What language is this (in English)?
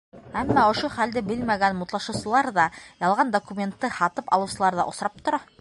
Bashkir